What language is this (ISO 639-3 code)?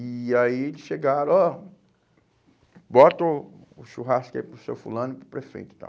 por